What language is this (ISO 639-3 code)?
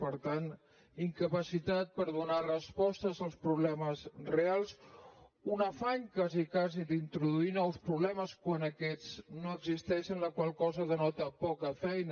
cat